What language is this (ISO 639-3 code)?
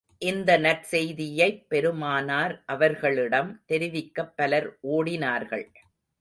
tam